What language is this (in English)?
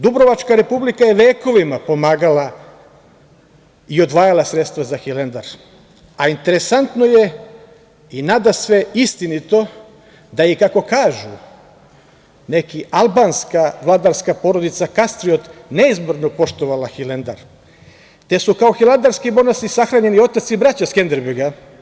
Serbian